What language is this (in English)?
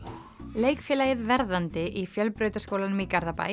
Icelandic